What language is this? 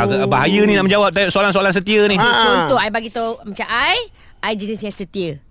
Malay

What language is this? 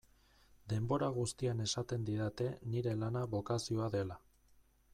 Basque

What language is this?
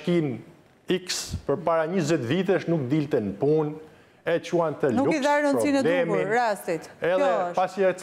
Romanian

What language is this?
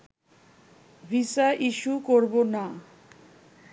Bangla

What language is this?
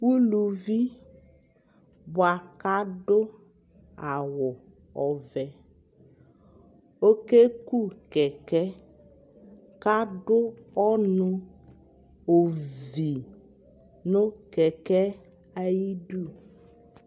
Ikposo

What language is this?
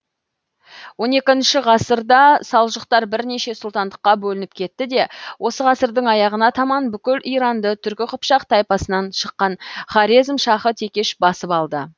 Kazakh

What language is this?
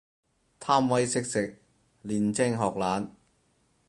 Cantonese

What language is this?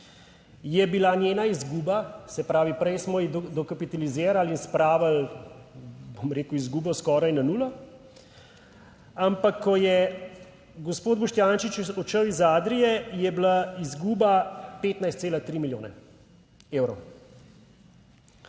Slovenian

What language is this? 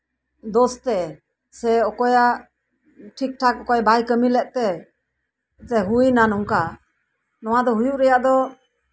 Santali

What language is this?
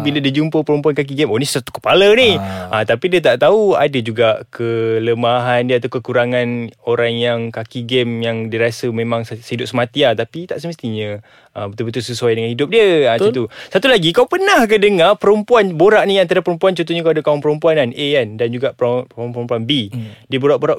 Malay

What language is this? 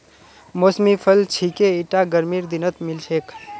Magahi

